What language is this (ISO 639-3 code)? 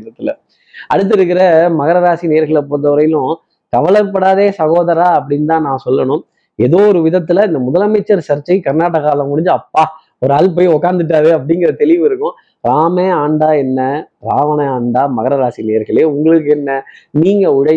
tam